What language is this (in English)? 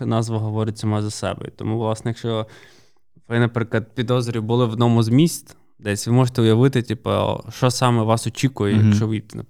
Ukrainian